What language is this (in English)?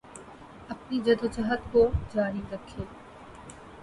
Urdu